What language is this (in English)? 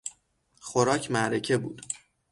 Persian